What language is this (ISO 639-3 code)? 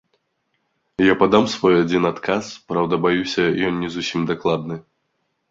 bel